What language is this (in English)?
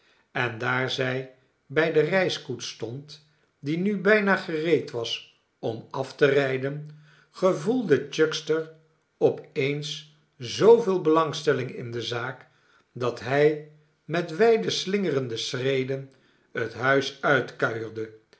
Dutch